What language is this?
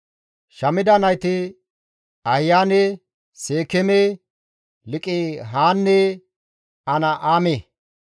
Gamo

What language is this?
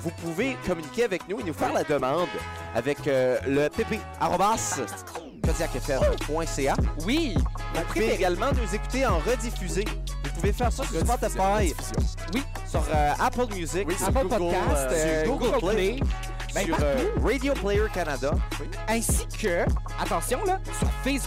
French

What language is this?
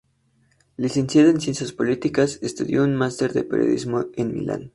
Spanish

